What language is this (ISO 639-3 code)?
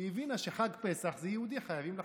heb